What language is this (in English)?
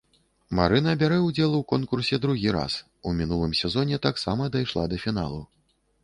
Belarusian